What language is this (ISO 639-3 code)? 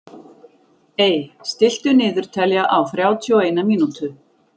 isl